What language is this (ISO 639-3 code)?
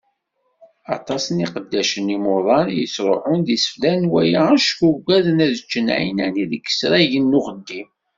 kab